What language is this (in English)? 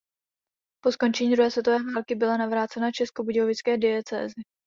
Czech